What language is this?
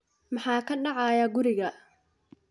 Somali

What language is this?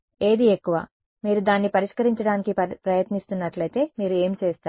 Telugu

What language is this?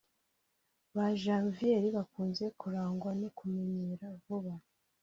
Kinyarwanda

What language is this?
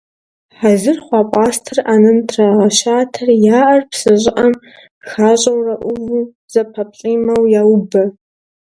Kabardian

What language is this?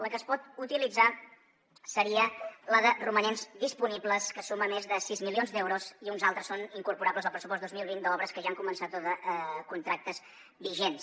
Catalan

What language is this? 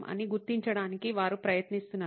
Telugu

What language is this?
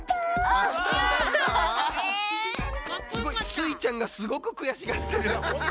Japanese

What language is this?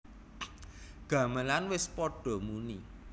Javanese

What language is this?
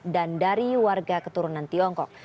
Indonesian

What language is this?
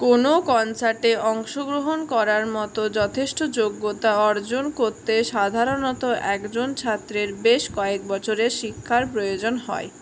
Bangla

